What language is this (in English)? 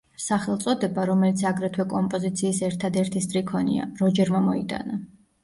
Georgian